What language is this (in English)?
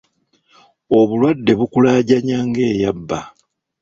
Ganda